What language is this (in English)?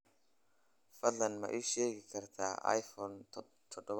Somali